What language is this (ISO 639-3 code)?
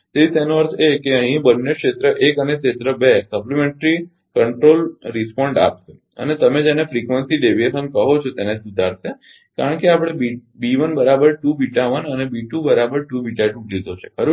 guj